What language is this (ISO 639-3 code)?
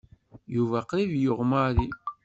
kab